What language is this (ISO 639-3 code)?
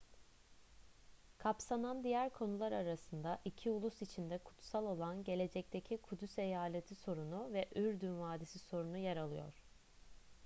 tur